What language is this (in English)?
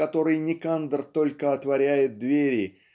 Russian